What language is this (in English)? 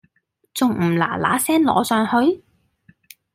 Cantonese